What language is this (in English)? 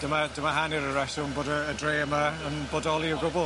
Welsh